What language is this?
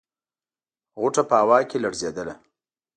Pashto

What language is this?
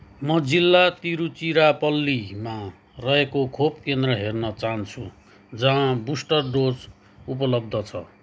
Nepali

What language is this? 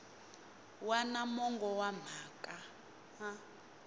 Tsonga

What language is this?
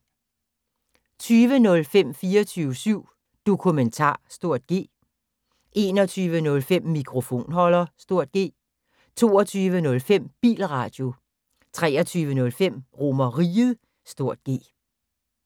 Danish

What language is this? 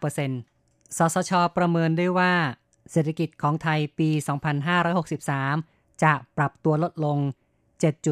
Thai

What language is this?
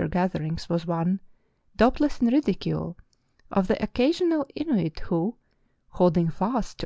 English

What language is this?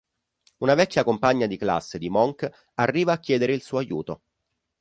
Italian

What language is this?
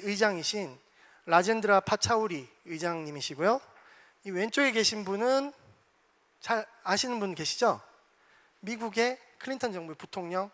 Korean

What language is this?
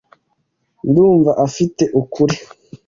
Kinyarwanda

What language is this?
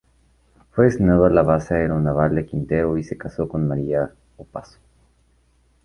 Spanish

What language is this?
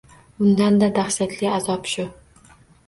Uzbek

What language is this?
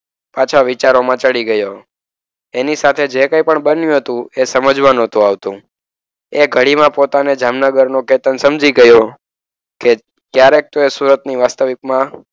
Gujarati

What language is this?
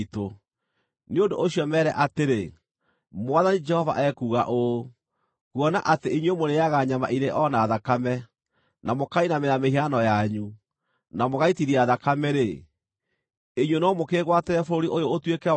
Kikuyu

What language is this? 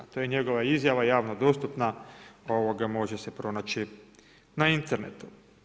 Croatian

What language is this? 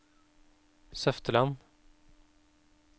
Norwegian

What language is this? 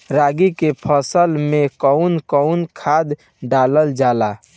Bhojpuri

